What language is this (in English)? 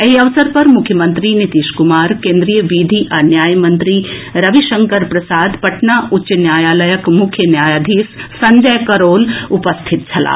Maithili